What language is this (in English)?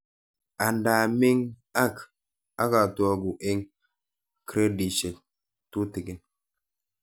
Kalenjin